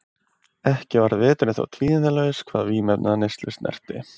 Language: Icelandic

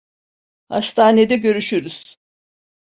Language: Turkish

